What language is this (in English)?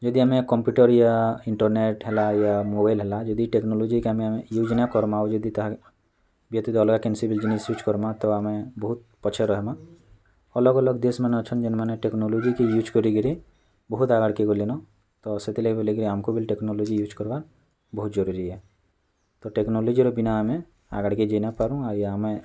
Odia